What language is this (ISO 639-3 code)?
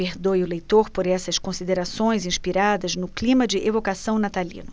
por